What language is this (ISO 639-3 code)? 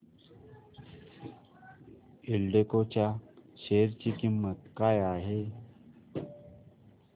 mar